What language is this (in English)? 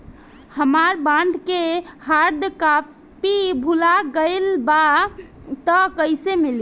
Bhojpuri